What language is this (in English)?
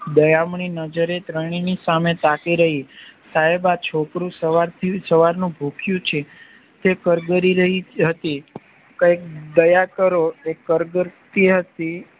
Gujarati